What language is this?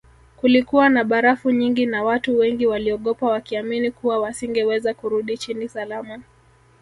Swahili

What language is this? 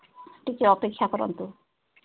Odia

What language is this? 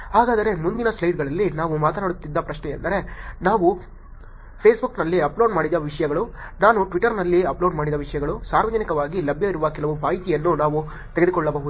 Kannada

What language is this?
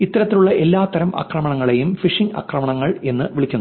Malayalam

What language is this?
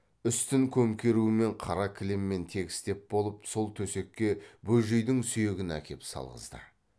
Kazakh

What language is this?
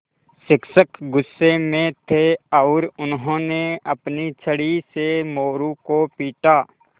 Hindi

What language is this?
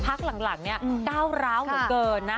Thai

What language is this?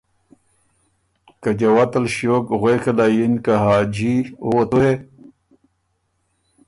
Ormuri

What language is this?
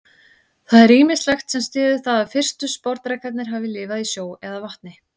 Icelandic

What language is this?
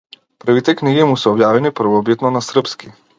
Macedonian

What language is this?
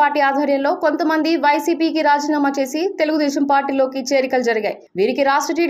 Telugu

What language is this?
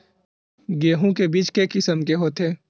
Chhattisgarhi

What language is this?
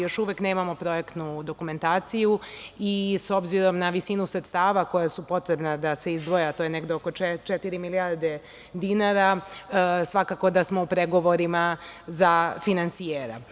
Serbian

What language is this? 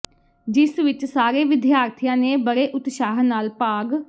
Punjabi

